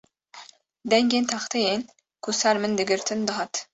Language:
Kurdish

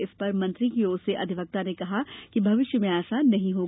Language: Hindi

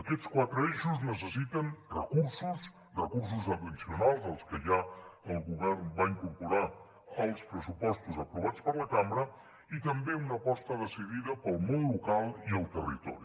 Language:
Catalan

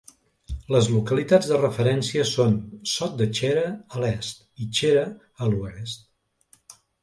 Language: Catalan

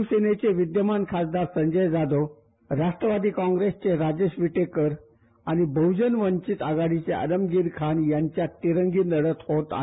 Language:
Marathi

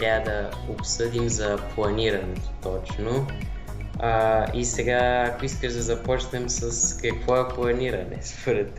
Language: Bulgarian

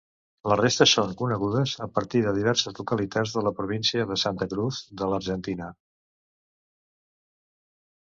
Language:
Catalan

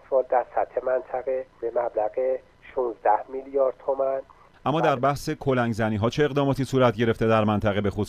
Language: Persian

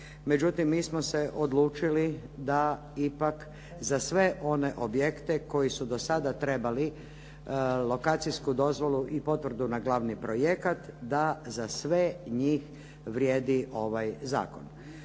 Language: Croatian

